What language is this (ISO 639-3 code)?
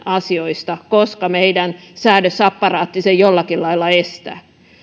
fin